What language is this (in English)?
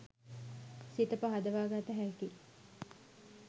Sinhala